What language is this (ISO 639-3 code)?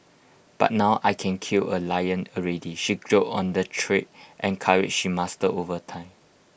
eng